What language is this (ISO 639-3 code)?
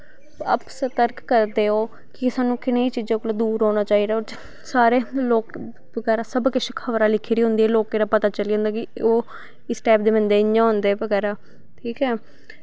doi